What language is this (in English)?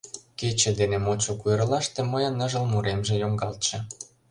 Mari